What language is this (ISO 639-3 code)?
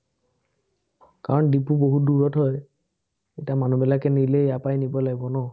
asm